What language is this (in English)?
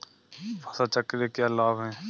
Hindi